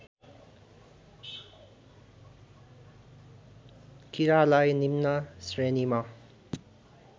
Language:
Nepali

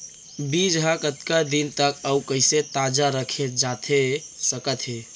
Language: Chhattisgarhi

